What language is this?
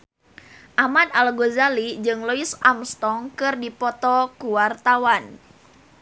Sundanese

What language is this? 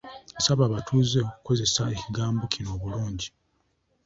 Ganda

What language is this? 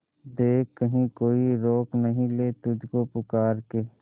Hindi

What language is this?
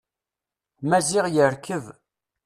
Kabyle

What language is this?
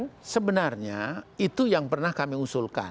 Indonesian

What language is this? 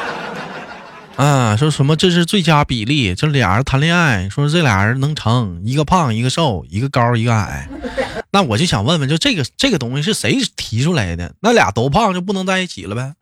Chinese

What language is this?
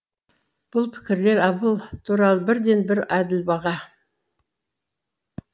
Kazakh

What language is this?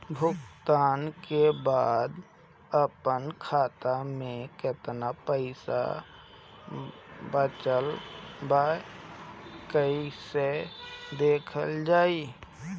Bhojpuri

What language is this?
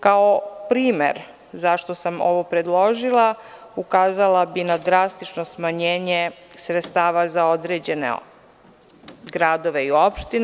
Serbian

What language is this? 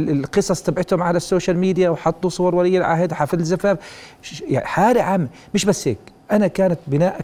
Arabic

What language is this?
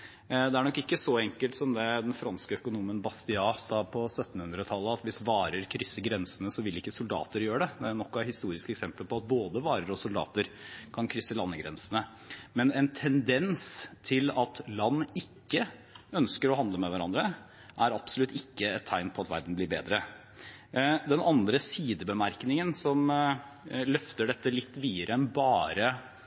Norwegian Bokmål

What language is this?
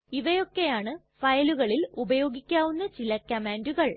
Malayalam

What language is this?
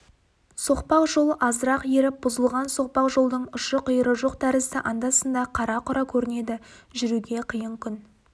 Kazakh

